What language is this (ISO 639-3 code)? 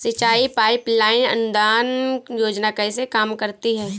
hin